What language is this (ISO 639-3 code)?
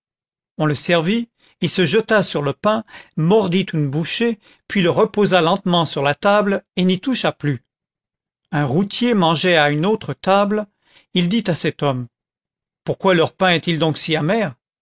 fra